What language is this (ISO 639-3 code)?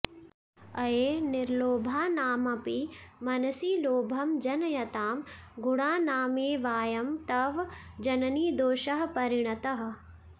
san